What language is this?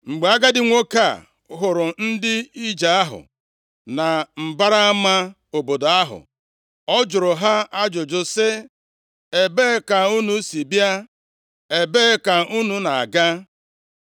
Igbo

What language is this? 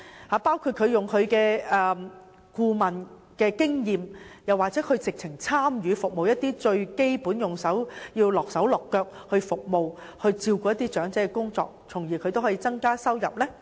Cantonese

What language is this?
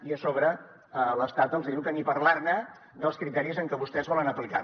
Catalan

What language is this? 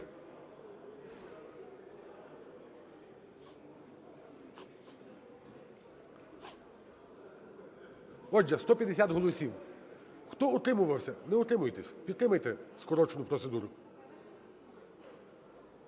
Ukrainian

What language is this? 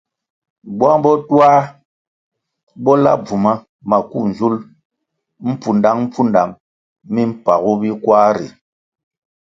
Kwasio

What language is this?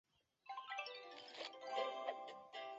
Chinese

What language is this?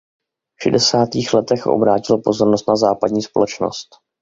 Czech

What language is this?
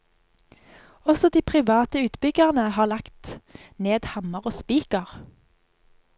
Norwegian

